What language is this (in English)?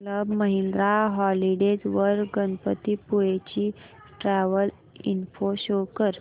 Marathi